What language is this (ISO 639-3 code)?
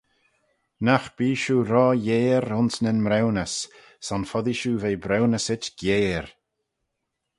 glv